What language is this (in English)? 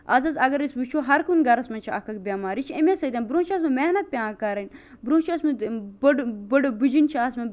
Kashmiri